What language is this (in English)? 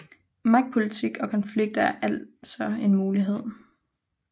Danish